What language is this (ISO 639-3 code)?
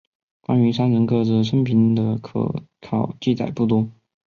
zho